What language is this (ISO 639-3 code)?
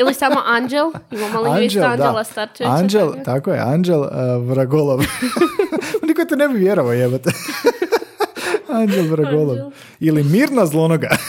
hrv